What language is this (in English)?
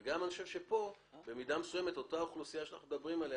Hebrew